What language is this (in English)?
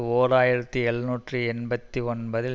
Tamil